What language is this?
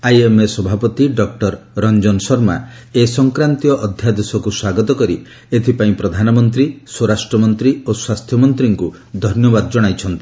Odia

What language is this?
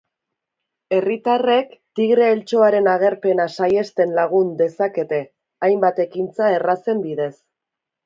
Basque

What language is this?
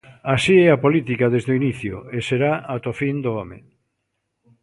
Galician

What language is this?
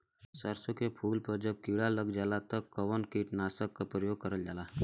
Bhojpuri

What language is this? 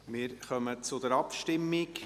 Swiss German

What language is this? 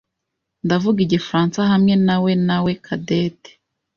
Kinyarwanda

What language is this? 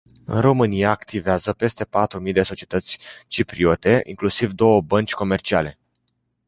Romanian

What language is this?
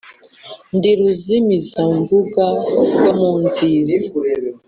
Kinyarwanda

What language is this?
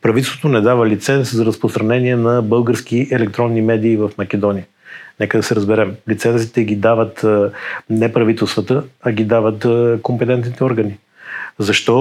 Bulgarian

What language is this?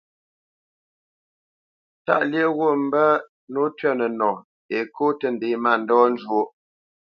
Bamenyam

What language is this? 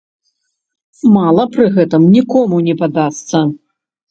Belarusian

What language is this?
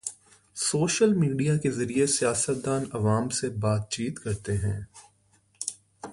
Urdu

